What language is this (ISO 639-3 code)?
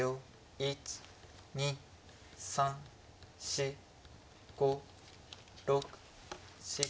jpn